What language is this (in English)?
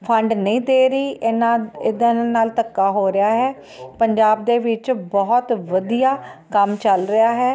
Punjabi